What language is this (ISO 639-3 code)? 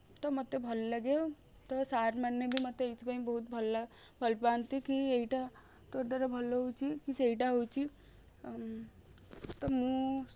ori